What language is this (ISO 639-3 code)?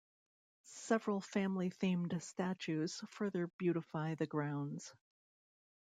eng